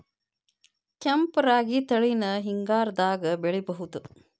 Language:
Kannada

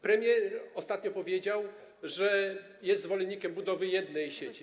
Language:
Polish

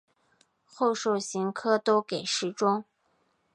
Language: Chinese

